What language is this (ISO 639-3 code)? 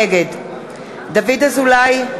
heb